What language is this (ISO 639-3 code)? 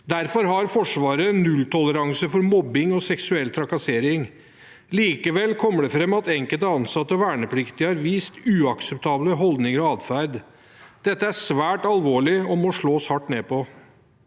nor